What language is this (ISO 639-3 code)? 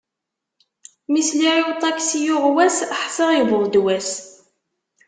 kab